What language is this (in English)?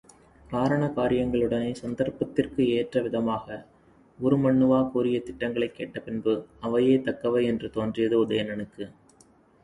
Tamil